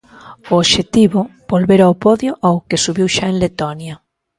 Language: Galician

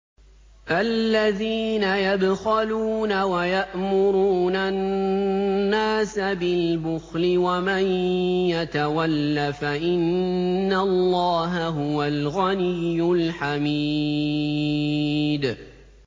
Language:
Arabic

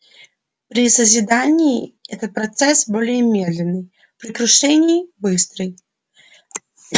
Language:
Russian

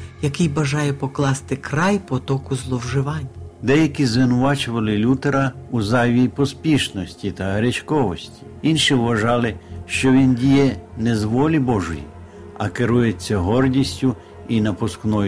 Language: Ukrainian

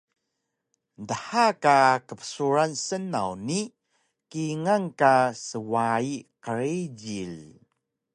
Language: Taroko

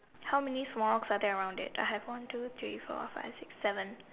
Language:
English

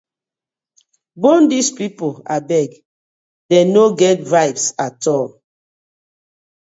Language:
Nigerian Pidgin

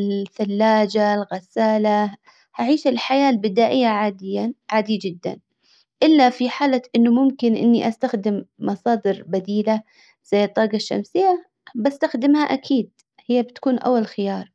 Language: Hijazi Arabic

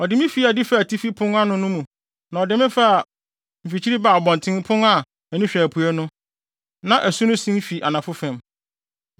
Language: Akan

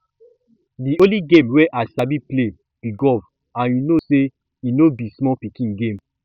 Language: Nigerian Pidgin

